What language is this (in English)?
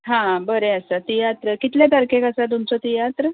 Konkani